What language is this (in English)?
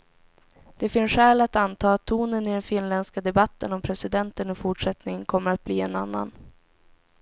Swedish